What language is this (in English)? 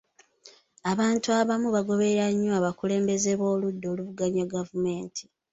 Ganda